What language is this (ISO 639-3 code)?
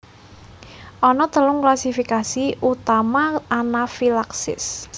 jav